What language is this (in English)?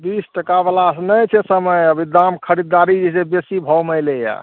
Maithili